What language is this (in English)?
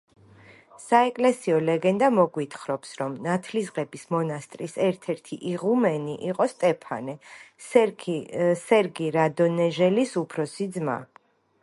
Georgian